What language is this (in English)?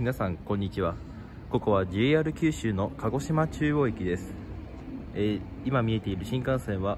Japanese